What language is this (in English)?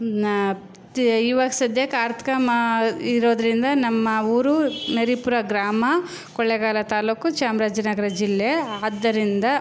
Kannada